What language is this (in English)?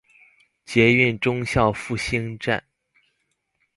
Chinese